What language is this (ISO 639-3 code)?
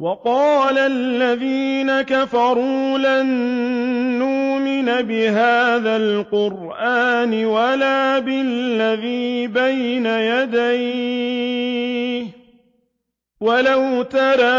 ara